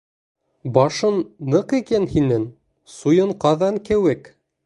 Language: Bashkir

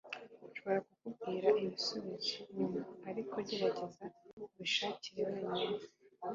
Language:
Kinyarwanda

